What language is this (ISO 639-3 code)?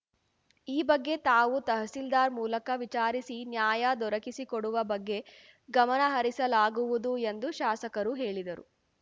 kan